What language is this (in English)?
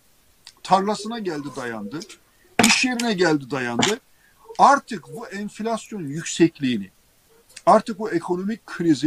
Turkish